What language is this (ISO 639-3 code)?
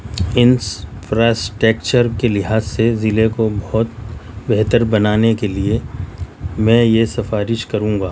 urd